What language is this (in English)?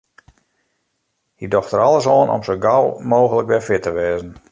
Western Frisian